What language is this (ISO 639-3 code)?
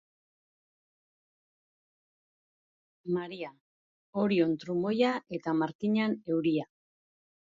eus